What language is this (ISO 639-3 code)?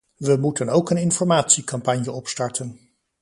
nld